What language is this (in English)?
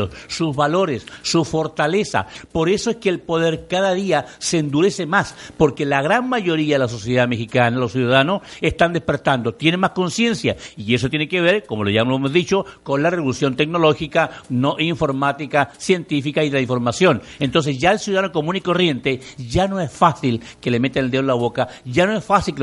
Spanish